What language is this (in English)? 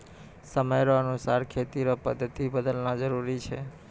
Maithili